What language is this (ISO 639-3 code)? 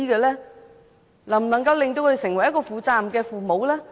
yue